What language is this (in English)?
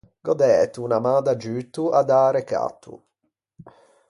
Ligurian